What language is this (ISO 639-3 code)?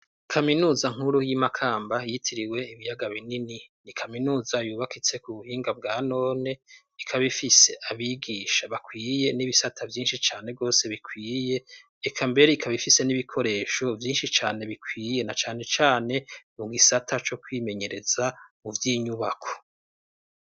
run